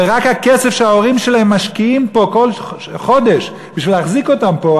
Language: Hebrew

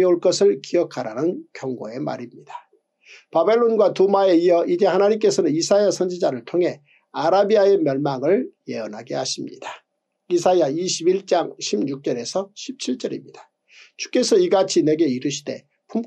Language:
Korean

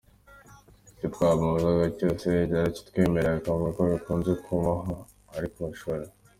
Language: Kinyarwanda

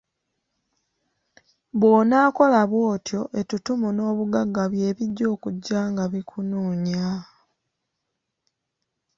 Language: Ganda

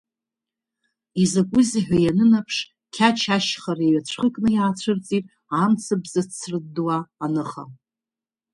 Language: Abkhazian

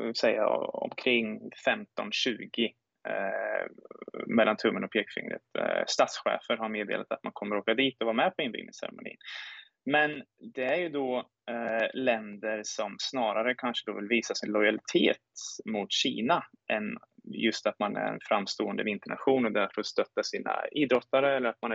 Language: Swedish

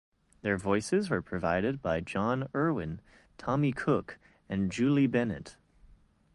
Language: English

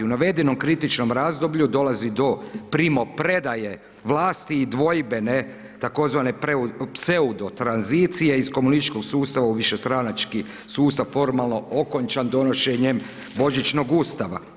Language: Croatian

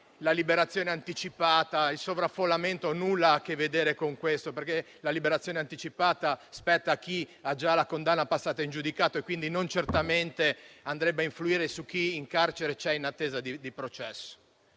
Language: Italian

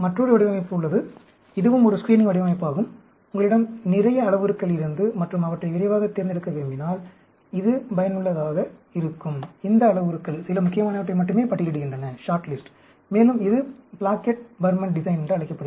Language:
Tamil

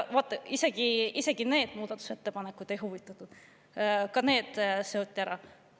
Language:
Estonian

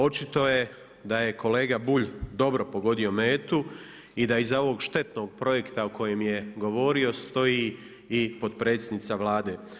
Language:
Croatian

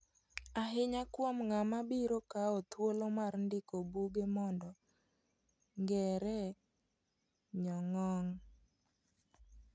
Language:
Luo (Kenya and Tanzania)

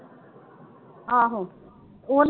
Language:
Punjabi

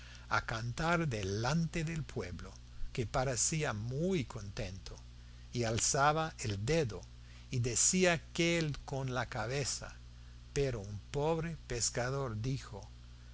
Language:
Spanish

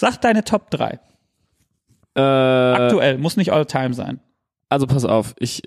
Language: German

